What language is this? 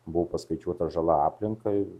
Lithuanian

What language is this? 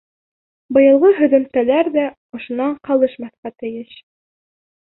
Bashkir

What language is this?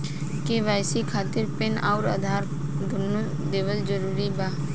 Bhojpuri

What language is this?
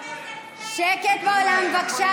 Hebrew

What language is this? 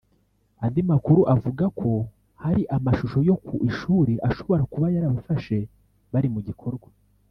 Kinyarwanda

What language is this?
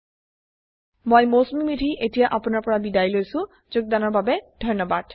Assamese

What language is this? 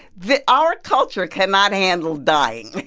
English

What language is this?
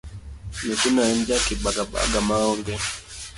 Luo (Kenya and Tanzania)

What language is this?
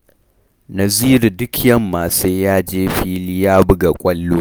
Hausa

